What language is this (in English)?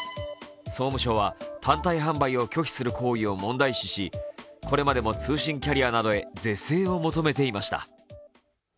Japanese